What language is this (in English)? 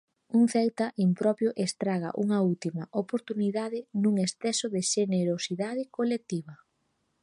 Galician